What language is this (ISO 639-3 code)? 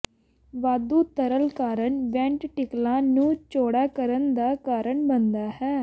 pan